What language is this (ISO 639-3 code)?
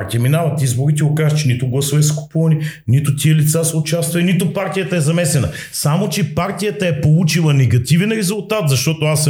bul